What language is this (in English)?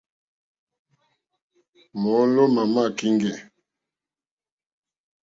Mokpwe